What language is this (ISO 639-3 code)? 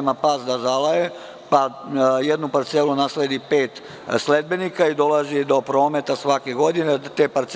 srp